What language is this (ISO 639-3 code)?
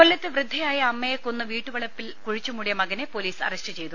mal